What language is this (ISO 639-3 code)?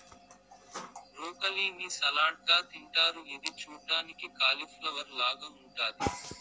tel